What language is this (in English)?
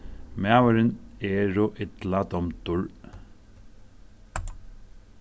Faroese